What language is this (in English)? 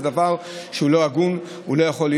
Hebrew